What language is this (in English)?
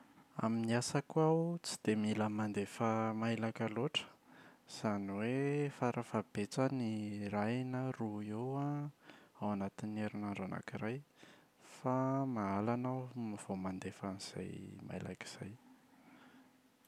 Malagasy